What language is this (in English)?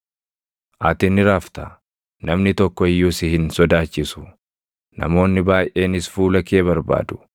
Oromo